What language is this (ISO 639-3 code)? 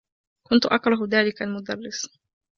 ara